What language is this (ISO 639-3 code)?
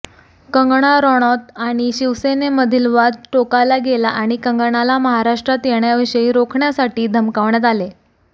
mar